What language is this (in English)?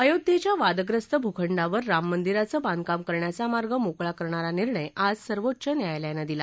Marathi